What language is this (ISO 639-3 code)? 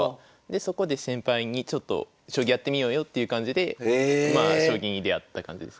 jpn